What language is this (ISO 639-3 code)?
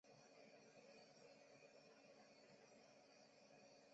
zho